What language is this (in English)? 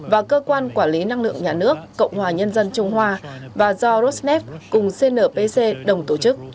Vietnamese